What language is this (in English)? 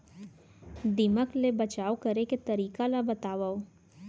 Chhattisgarhi